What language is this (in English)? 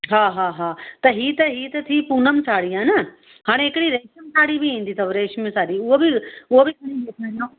Sindhi